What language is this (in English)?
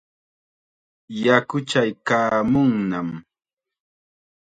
Chiquián Ancash Quechua